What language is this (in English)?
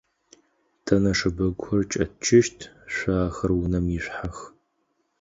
Adyghe